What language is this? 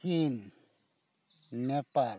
Santali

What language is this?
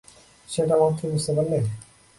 Bangla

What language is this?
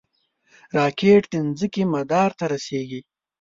Pashto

